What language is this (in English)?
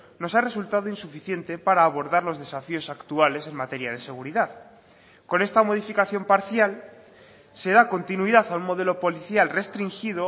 Spanish